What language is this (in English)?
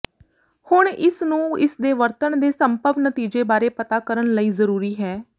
Punjabi